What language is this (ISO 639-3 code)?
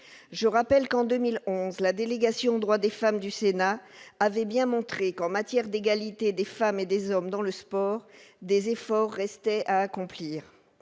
fra